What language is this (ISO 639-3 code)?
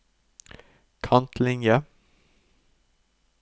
nor